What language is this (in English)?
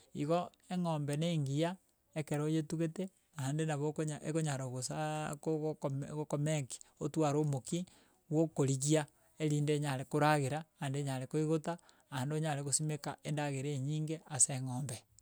Gusii